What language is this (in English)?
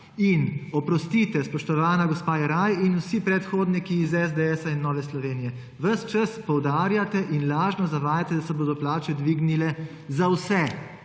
Slovenian